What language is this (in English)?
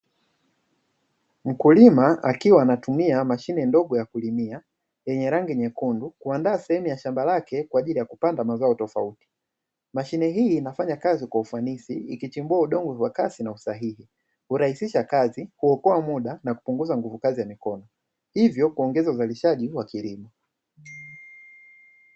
Swahili